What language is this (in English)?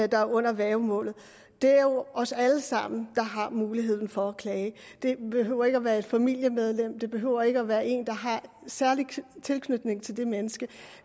Danish